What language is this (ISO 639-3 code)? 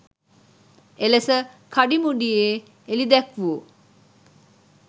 sin